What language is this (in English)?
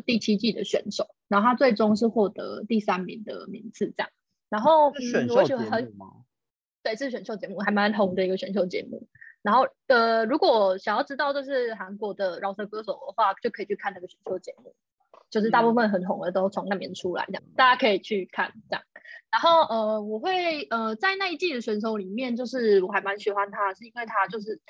Chinese